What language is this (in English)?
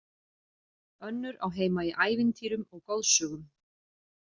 Icelandic